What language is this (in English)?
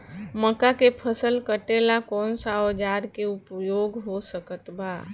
Bhojpuri